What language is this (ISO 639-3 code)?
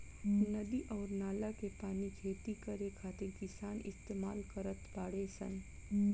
bho